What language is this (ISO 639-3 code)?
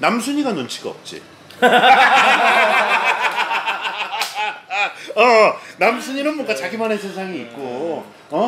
kor